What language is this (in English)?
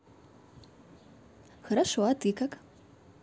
Russian